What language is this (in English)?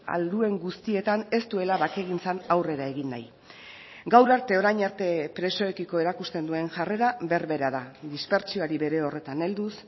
Basque